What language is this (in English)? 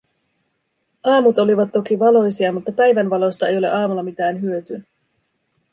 Finnish